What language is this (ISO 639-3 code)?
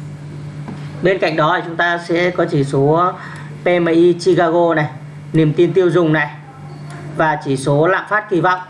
vie